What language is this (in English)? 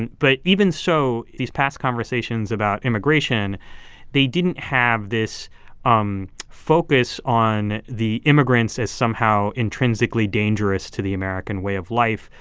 English